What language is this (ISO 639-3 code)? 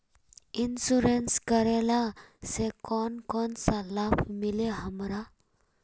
mag